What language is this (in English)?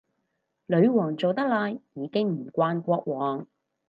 Cantonese